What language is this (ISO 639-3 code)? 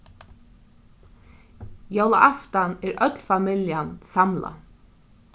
fao